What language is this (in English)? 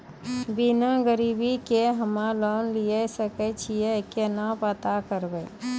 Maithili